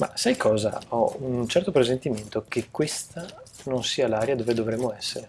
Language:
Italian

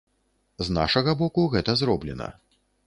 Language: Belarusian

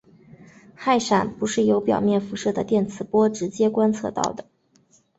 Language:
Chinese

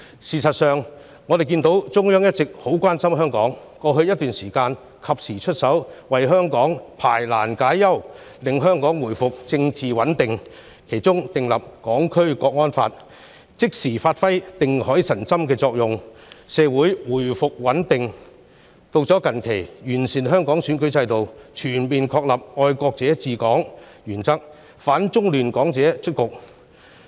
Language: Cantonese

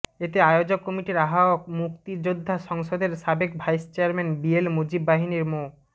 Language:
Bangla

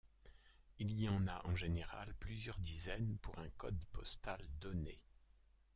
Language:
French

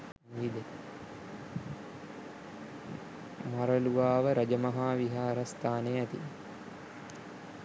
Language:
Sinhala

